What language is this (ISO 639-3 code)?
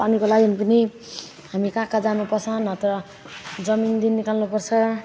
nep